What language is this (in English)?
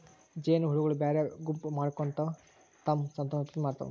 Kannada